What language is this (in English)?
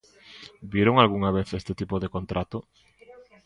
Galician